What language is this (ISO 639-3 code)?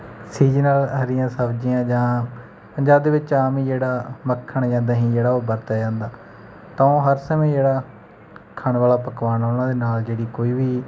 pan